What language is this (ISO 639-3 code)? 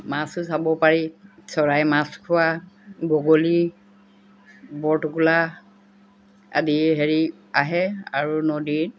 asm